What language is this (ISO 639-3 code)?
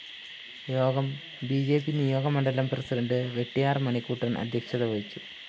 mal